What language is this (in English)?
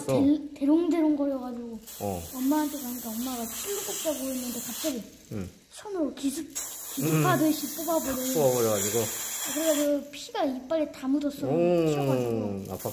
Korean